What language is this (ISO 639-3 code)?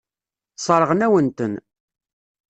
kab